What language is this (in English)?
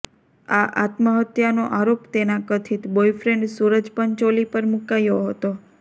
Gujarati